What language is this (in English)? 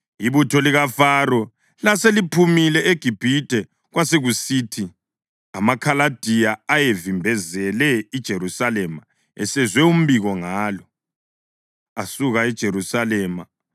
North Ndebele